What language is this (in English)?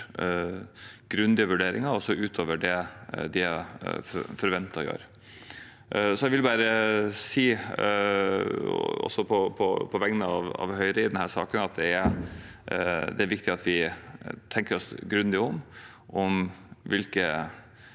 Norwegian